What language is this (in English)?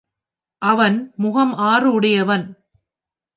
Tamil